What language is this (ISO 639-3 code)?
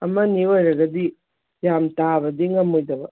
mni